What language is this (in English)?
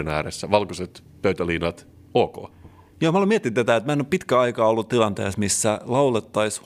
Finnish